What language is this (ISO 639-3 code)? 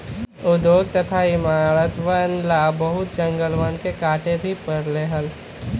mag